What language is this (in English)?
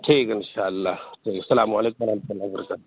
Urdu